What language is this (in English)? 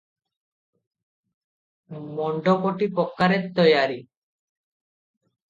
Odia